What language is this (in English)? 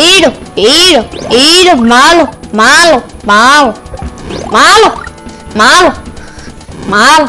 Spanish